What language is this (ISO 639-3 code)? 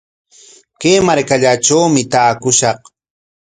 qwa